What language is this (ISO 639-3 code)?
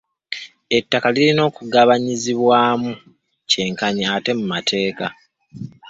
lug